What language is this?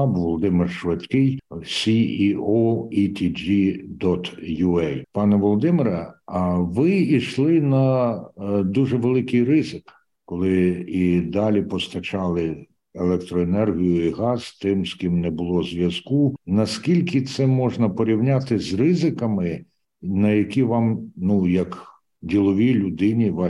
Ukrainian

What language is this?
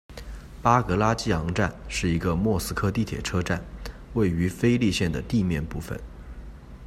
Chinese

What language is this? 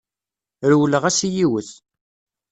Kabyle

